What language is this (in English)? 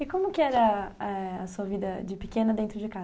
Portuguese